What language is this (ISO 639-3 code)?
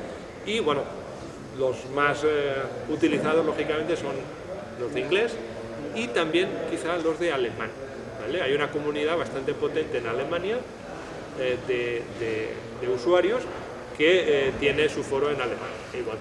spa